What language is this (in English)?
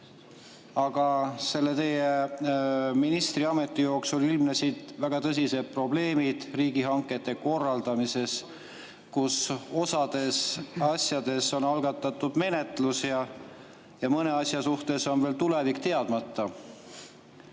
Estonian